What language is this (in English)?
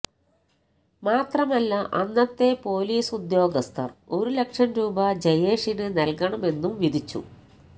Malayalam